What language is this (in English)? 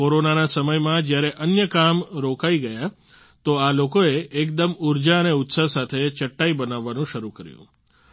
Gujarati